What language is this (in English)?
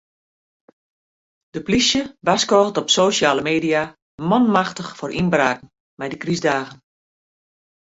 Western Frisian